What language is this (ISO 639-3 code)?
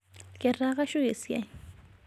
mas